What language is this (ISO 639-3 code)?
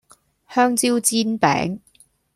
yue